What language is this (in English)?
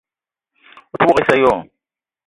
Eton (Cameroon)